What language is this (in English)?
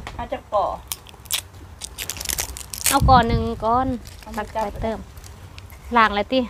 Thai